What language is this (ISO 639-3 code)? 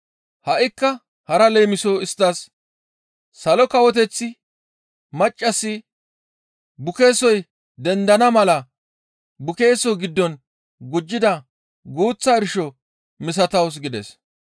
gmv